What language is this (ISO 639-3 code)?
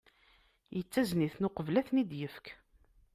kab